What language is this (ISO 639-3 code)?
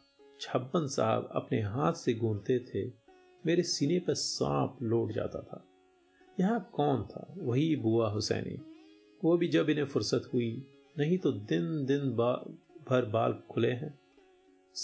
hin